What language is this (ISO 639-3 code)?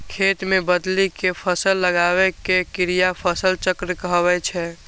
mai